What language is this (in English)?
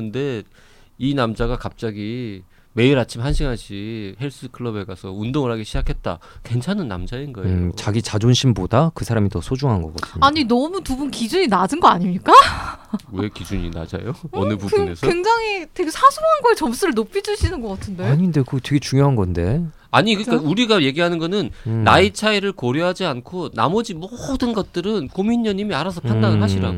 Korean